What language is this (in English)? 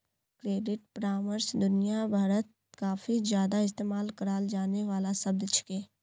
Magahi